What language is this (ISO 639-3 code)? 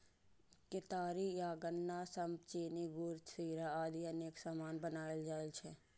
mai